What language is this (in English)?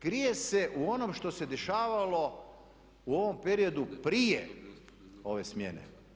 Croatian